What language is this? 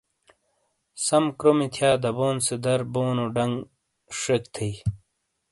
Shina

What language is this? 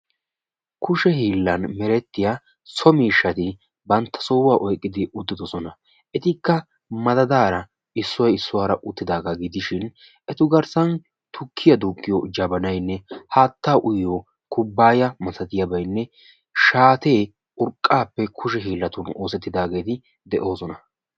Wolaytta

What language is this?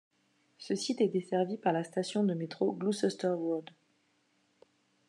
French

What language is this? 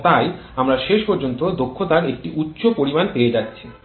Bangla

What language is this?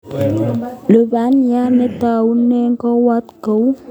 Kalenjin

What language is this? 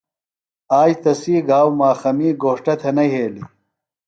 Phalura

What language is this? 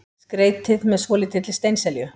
Icelandic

